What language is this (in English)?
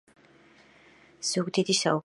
Georgian